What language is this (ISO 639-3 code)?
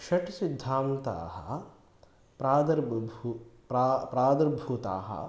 san